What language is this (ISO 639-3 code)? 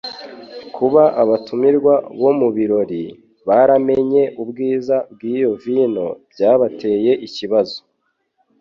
kin